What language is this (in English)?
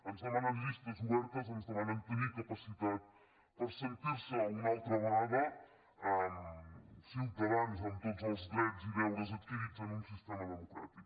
Catalan